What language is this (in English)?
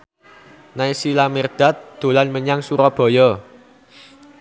Javanese